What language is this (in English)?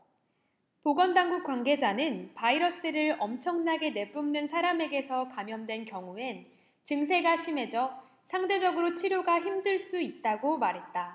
Korean